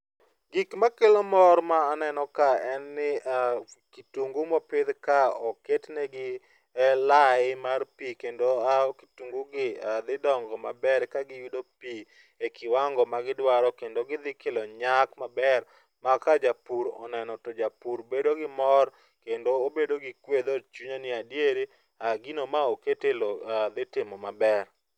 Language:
Luo (Kenya and Tanzania)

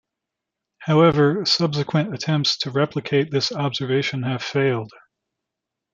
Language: English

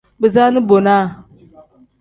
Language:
Tem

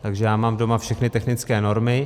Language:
Czech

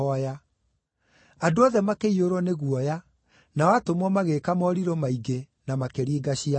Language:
Kikuyu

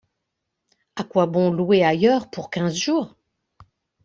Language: French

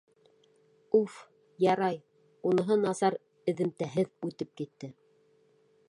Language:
Bashkir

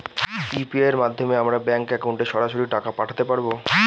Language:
Bangla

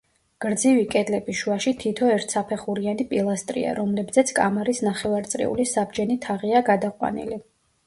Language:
Georgian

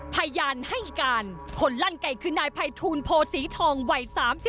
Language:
Thai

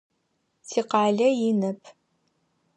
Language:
Adyghe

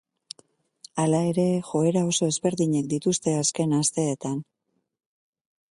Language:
Basque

